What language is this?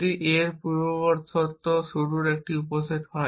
Bangla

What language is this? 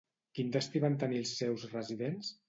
Catalan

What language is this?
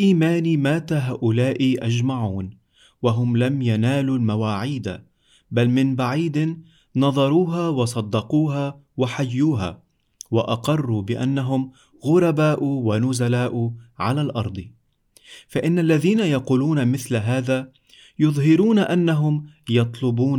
Arabic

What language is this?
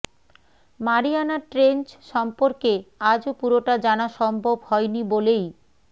Bangla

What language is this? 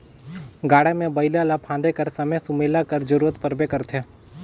Chhattisgarhi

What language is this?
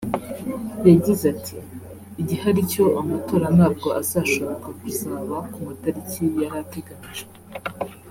Kinyarwanda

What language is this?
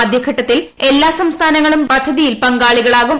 Malayalam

